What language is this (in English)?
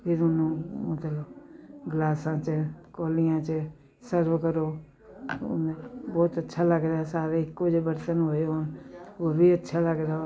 Punjabi